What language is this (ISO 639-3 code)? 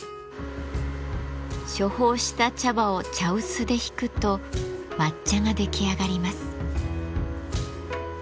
jpn